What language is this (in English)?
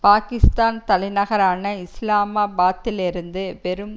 Tamil